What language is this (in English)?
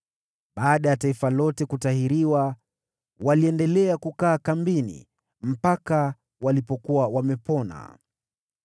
Swahili